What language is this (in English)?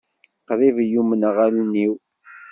Kabyle